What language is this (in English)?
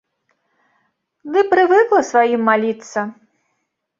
Belarusian